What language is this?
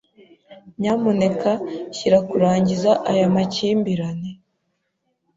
Kinyarwanda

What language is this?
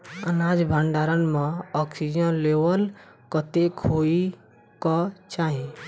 Maithili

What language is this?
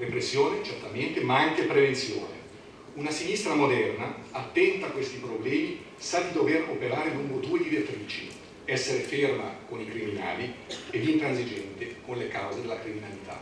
Italian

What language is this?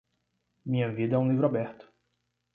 Portuguese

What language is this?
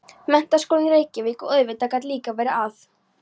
Icelandic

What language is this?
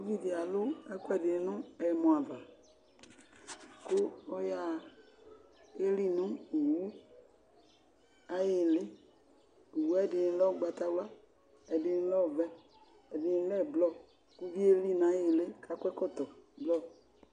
Ikposo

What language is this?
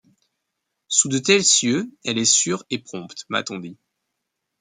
French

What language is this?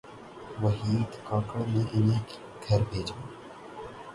Urdu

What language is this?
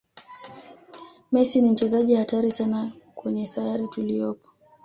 Swahili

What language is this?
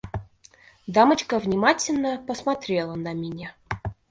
Russian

